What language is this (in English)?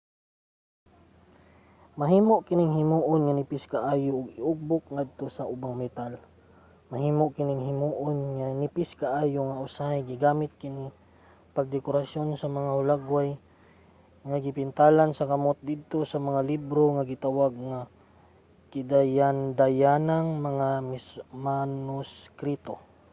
Cebuano